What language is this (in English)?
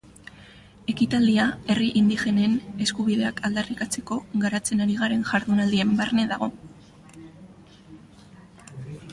Basque